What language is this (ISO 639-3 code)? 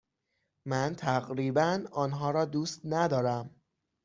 fas